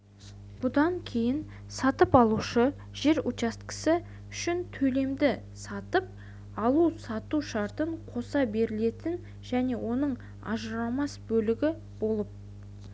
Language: Kazakh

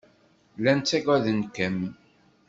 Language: Kabyle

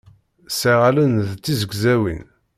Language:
Kabyle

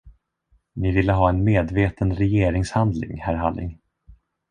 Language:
Swedish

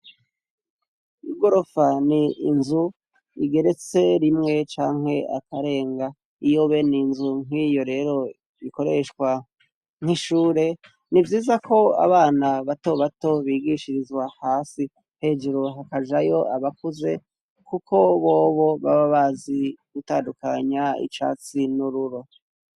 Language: Rundi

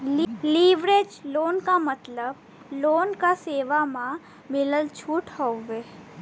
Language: Bhojpuri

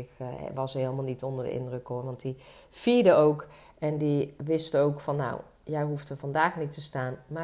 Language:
Dutch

